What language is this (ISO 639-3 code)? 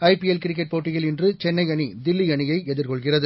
tam